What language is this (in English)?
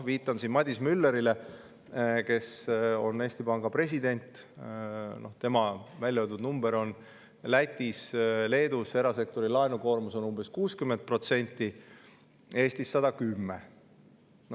Estonian